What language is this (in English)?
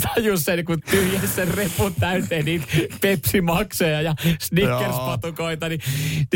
Finnish